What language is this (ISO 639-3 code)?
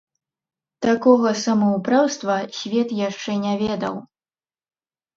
bel